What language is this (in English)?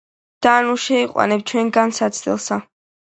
Georgian